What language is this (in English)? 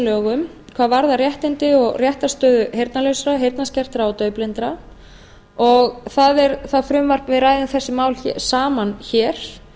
Icelandic